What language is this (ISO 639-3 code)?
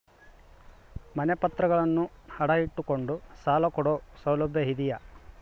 kan